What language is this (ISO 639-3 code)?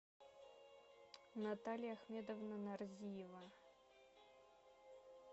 rus